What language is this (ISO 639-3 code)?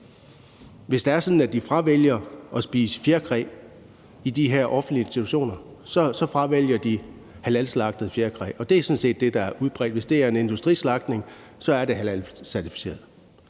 dan